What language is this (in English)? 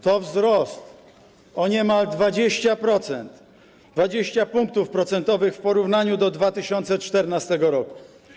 Polish